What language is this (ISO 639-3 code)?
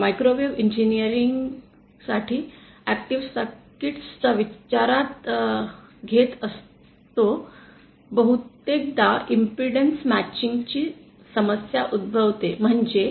mar